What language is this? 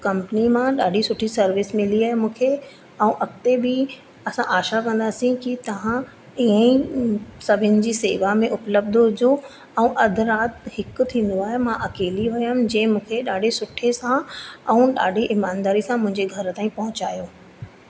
Sindhi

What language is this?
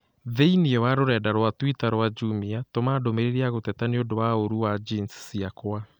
Kikuyu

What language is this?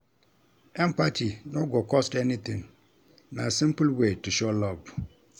Nigerian Pidgin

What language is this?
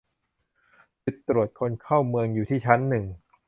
Thai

